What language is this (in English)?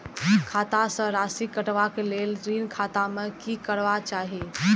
Maithili